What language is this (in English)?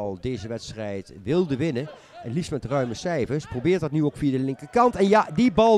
Dutch